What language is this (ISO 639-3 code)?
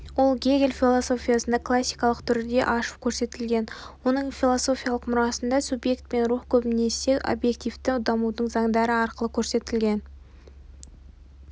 kaz